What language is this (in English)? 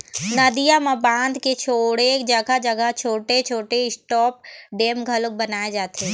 Chhattisgarhi